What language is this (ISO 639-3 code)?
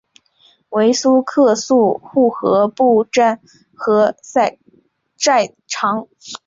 zho